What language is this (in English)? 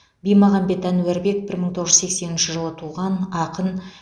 Kazakh